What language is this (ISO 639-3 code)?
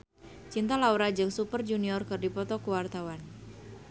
sun